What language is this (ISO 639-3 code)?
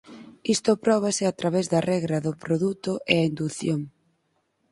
glg